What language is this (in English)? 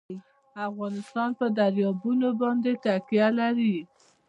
Pashto